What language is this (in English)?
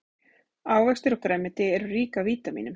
Icelandic